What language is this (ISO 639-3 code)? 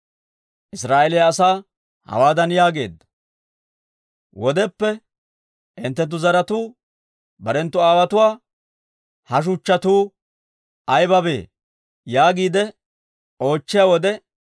dwr